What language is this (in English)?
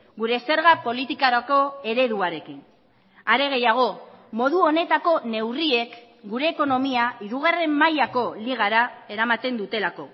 Basque